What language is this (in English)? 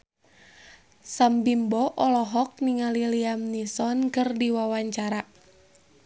Sundanese